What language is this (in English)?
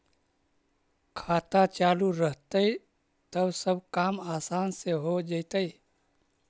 Magahi